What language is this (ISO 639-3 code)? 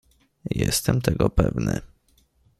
pol